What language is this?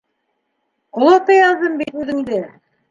Bashkir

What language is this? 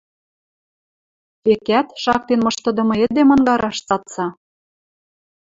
Western Mari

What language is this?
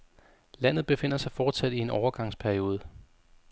Danish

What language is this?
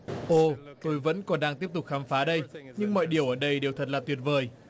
Vietnamese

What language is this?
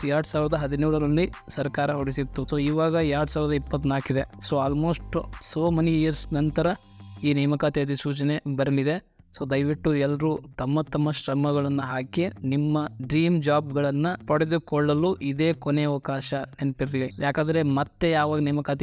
Kannada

